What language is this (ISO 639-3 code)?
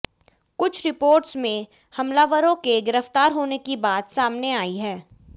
hin